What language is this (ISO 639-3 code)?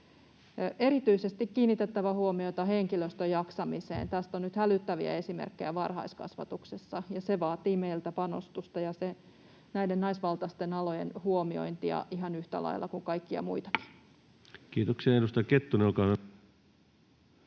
fin